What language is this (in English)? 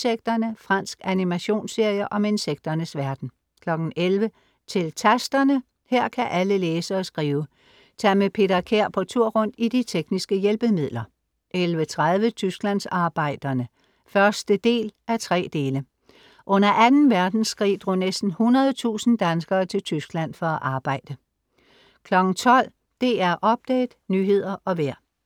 Danish